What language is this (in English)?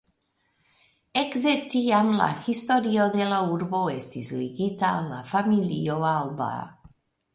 Esperanto